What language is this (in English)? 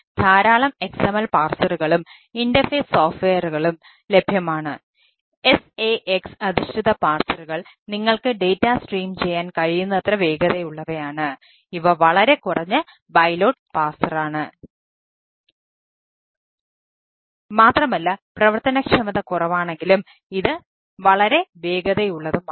Malayalam